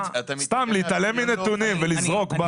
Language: Hebrew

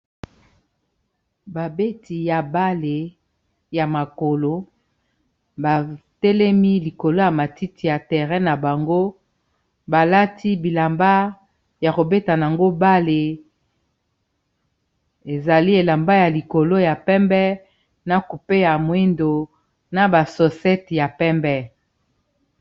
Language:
Lingala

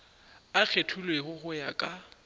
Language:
Northern Sotho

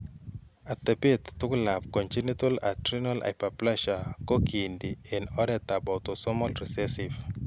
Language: Kalenjin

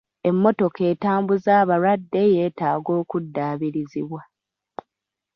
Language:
Ganda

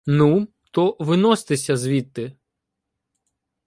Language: Ukrainian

